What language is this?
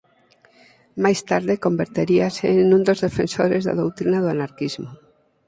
Galician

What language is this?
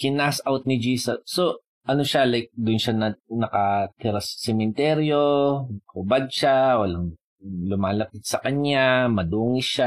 Filipino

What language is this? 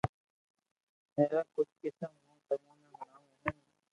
Loarki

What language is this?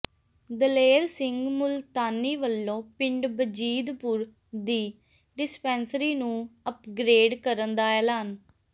Punjabi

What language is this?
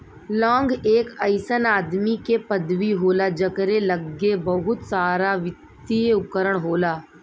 Bhojpuri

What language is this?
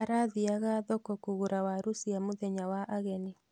Kikuyu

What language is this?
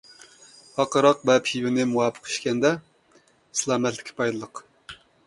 Uyghur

